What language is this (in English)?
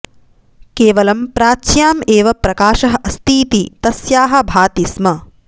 Sanskrit